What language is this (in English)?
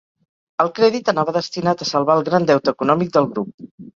Catalan